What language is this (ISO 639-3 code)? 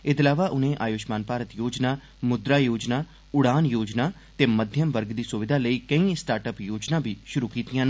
doi